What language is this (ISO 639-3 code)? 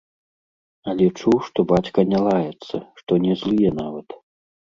bel